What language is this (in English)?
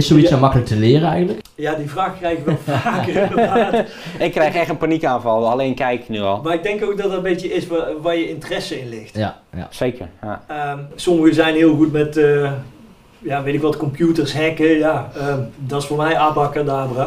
Dutch